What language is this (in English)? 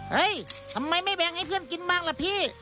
Thai